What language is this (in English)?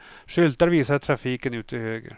Swedish